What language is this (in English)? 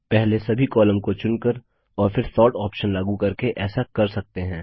Hindi